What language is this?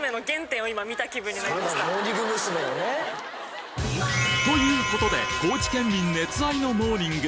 Japanese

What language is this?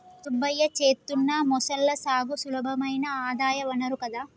Telugu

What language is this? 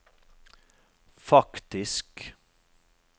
Norwegian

